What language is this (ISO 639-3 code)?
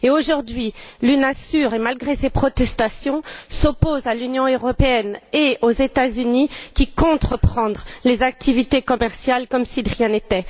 fra